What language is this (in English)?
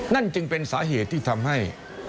Thai